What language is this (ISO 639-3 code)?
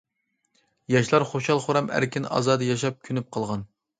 uig